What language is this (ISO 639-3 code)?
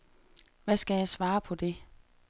dan